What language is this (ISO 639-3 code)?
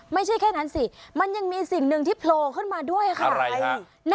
tha